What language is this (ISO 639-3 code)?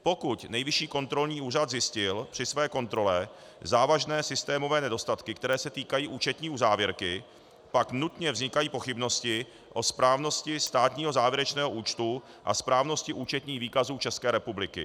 ces